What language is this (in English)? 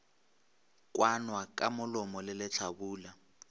Northern Sotho